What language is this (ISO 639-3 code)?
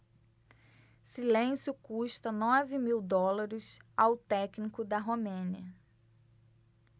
por